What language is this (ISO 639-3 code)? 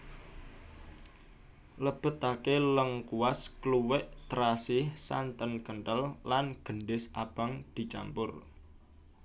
jav